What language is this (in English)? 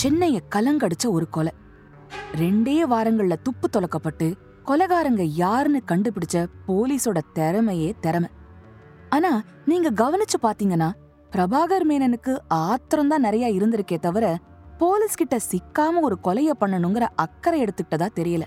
Tamil